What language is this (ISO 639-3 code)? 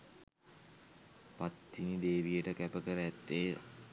sin